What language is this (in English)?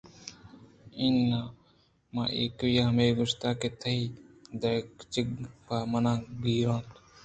Eastern Balochi